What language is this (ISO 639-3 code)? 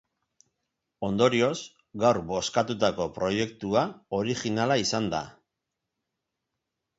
eus